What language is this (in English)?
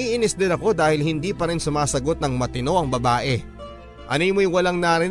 Filipino